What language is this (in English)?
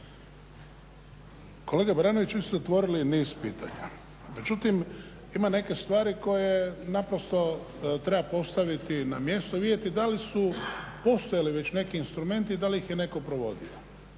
Croatian